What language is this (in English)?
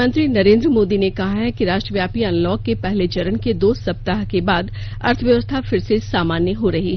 Hindi